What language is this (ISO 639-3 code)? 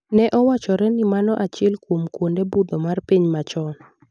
luo